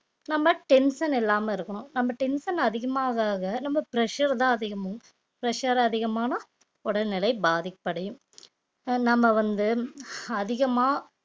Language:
Tamil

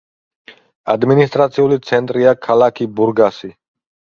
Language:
Georgian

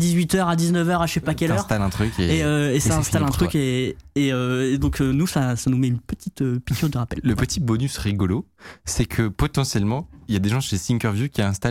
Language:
French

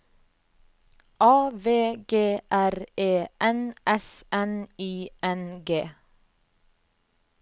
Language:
Norwegian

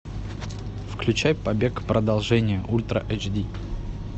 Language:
Russian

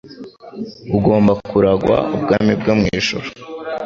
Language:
Kinyarwanda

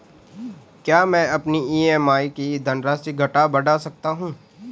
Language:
Hindi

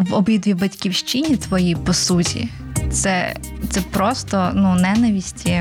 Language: Ukrainian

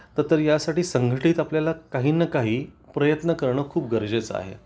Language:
Marathi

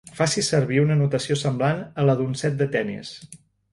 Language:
Catalan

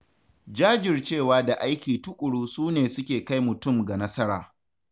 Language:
Hausa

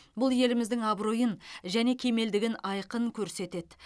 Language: Kazakh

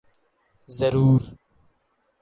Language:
Urdu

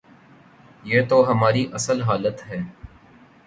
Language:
Urdu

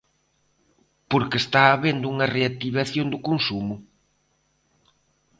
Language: Galician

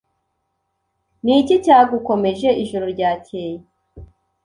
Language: Kinyarwanda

